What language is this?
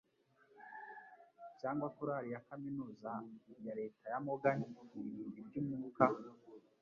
Kinyarwanda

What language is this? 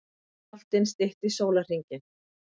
Icelandic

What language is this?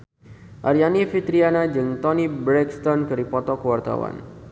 Sundanese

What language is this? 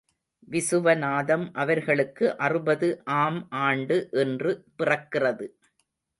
Tamil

